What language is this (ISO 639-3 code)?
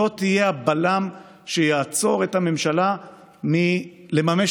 heb